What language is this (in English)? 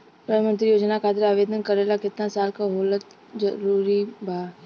Bhojpuri